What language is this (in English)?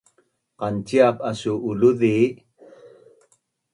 Bunun